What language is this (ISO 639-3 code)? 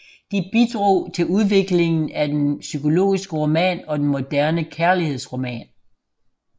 dan